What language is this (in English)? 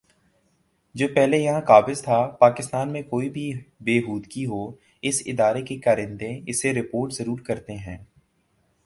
Urdu